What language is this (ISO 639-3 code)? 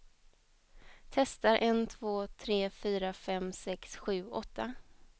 swe